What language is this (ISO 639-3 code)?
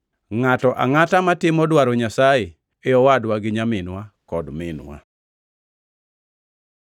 luo